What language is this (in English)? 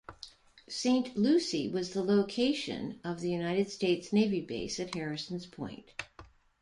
English